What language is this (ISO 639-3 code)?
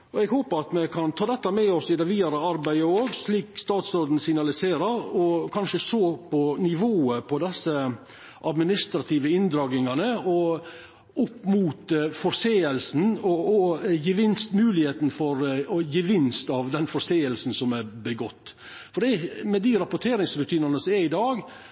nno